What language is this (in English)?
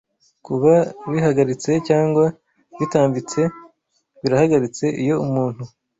Kinyarwanda